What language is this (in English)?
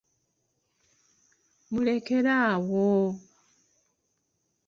Ganda